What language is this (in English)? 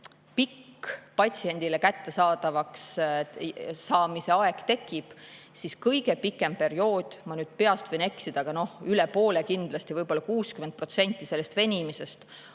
Estonian